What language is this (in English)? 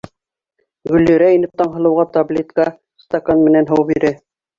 Bashkir